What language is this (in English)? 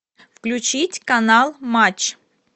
Russian